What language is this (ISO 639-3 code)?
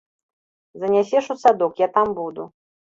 bel